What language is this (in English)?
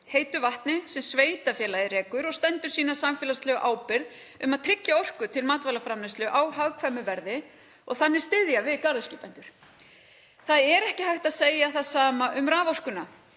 Icelandic